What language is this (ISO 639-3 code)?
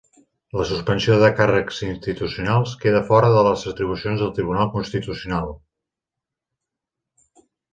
cat